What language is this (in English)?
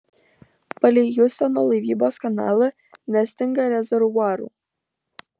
Lithuanian